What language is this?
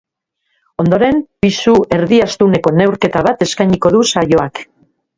Basque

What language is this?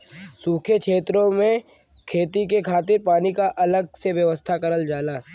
Bhojpuri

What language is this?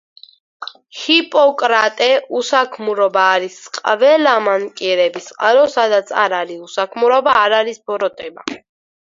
Georgian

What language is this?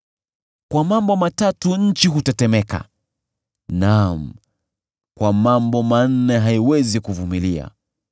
Swahili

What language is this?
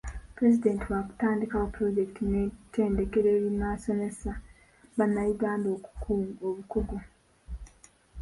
Ganda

